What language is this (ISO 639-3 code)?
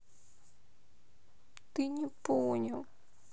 rus